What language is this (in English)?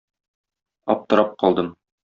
Tatar